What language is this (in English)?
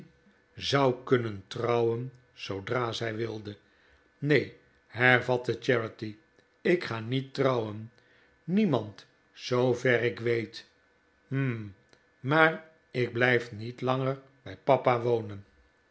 Dutch